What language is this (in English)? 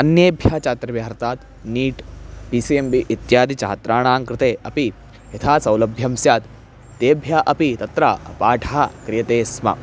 Sanskrit